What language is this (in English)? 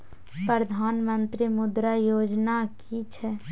Maithili